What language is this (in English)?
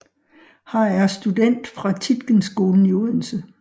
Danish